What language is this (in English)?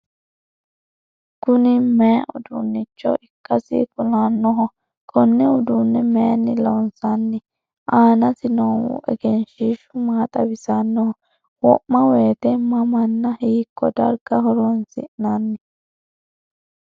Sidamo